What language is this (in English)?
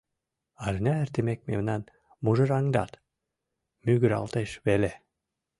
Mari